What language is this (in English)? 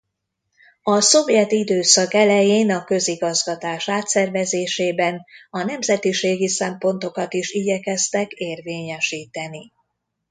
Hungarian